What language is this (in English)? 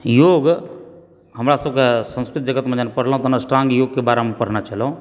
Maithili